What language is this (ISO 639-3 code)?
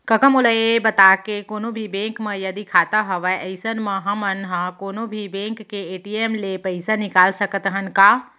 hne